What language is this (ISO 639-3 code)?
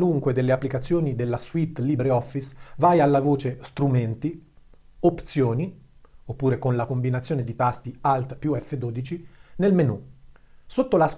ita